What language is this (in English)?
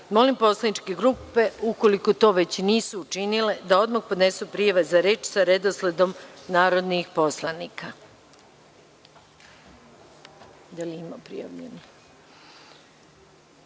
Serbian